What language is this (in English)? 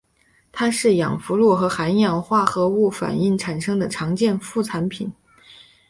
Chinese